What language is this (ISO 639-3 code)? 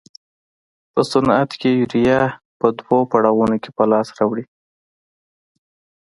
pus